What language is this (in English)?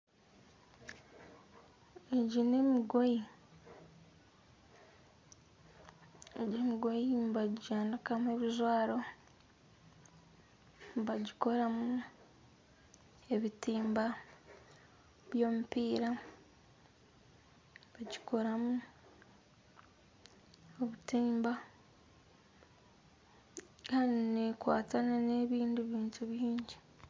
Nyankole